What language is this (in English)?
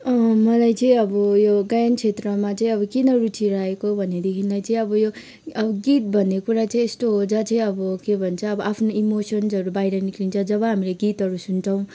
Nepali